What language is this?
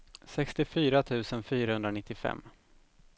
Swedish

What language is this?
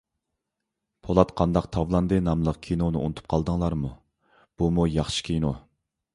Uyghur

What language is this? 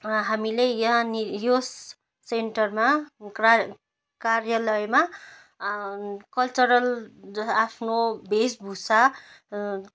Nepali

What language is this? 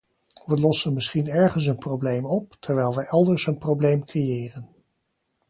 Dutch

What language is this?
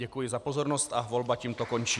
Czech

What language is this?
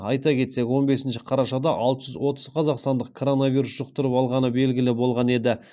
Kazakh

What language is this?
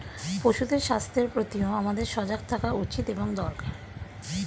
Bangla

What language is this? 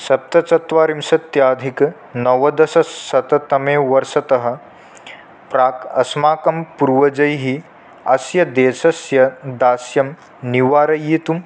Sanskrit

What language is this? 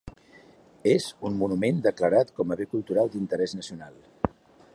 Catalan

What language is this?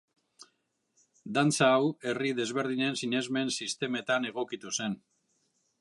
Basque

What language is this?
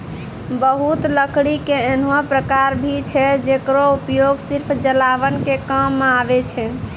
Maithili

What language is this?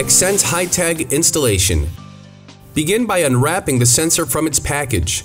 English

